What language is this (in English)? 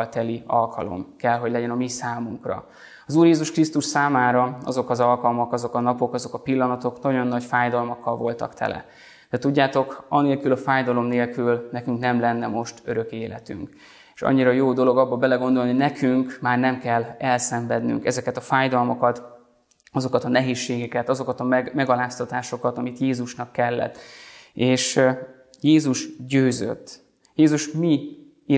Hungarian